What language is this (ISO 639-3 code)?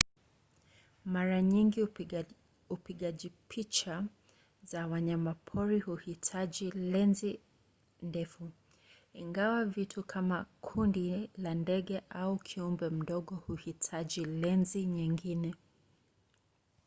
swa